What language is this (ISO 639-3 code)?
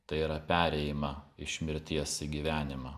lit